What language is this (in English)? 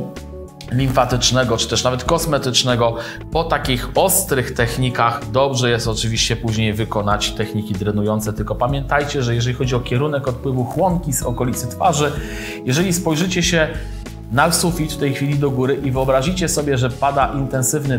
Polish